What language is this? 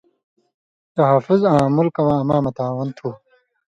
Indus Kohistani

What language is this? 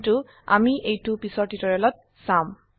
Assamese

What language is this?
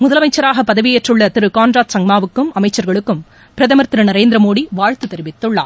Tamil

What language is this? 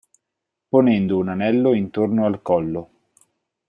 Italian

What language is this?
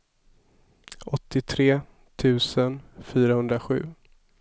Swedish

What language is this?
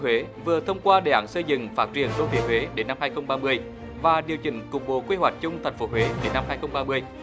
Vietnamese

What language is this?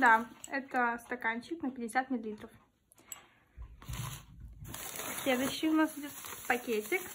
Russian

